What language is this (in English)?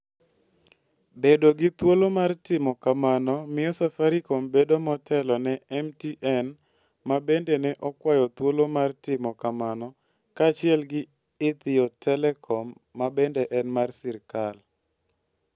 Luo (Kenya and Tanzania)